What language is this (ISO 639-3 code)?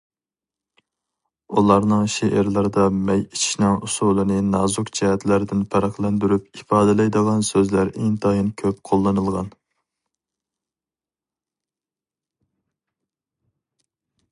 uig